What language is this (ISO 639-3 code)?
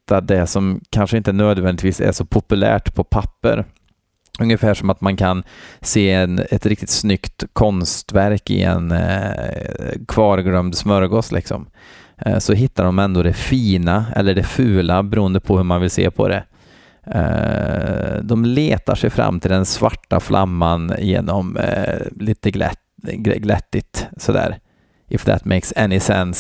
swe